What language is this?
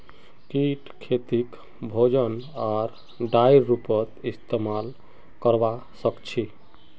Magahi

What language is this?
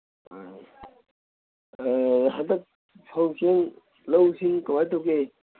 Manipuri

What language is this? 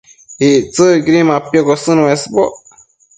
Matsés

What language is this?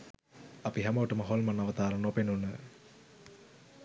Sinhala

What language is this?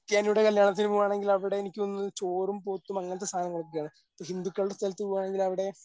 Malayalam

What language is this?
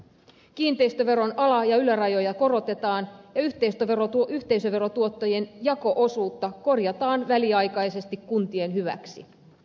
Finnish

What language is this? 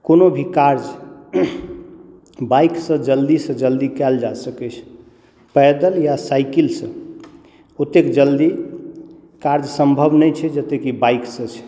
Maithili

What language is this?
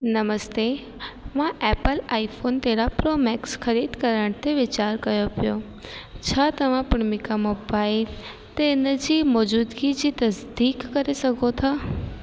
Sindhi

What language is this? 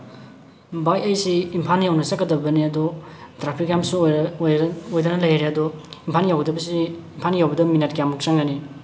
Manipuri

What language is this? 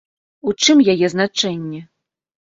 Belarusian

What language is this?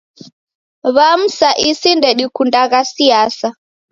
Taita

